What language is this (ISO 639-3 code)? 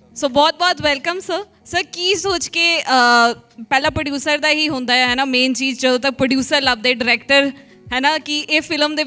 pan